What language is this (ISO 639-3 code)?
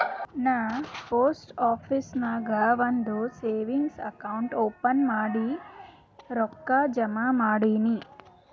kan